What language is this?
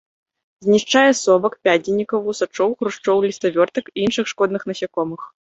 Belarusian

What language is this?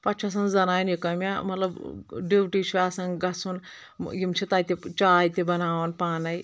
Kashmiri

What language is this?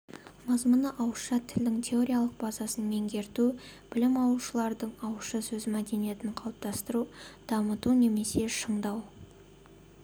Kazakh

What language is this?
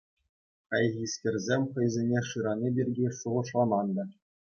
Chuvash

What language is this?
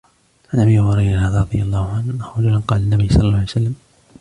Arabic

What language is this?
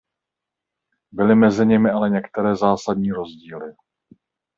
Czech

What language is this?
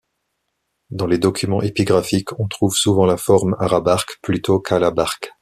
French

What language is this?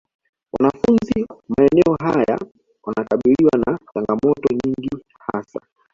Swahili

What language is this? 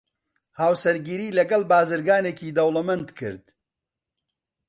Central Kurdish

